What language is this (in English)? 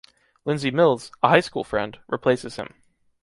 English